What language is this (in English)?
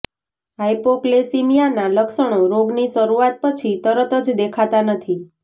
Gujarati